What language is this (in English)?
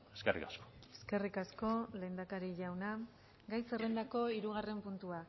Basque